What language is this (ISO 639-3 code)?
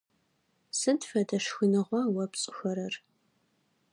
ady